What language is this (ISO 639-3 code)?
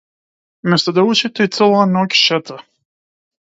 mkd